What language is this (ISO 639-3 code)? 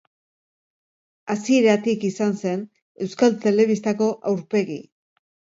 eus